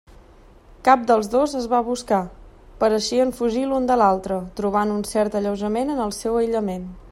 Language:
Catalan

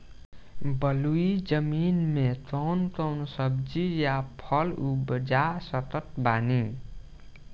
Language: Bhojpuri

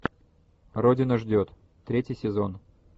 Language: Russian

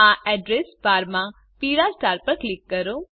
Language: Gujarati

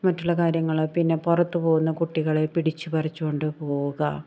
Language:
Malayalam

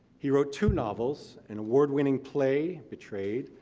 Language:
English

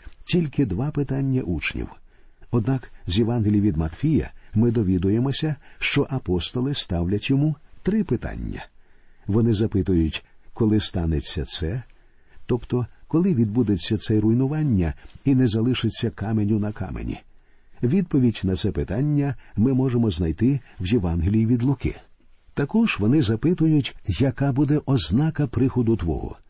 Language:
Ukrainian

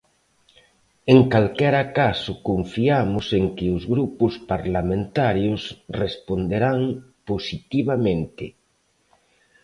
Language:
Galician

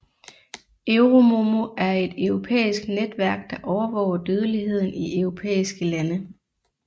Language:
Danish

